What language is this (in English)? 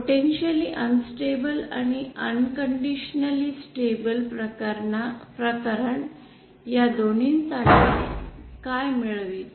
Marathi